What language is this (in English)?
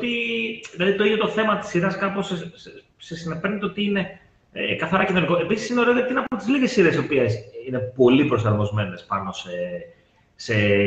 Greek